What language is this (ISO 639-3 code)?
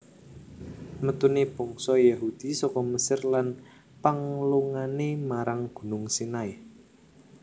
jav